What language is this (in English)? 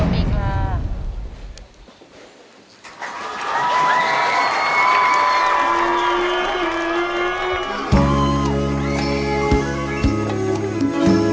Thai